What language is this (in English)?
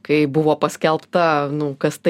Lithuanian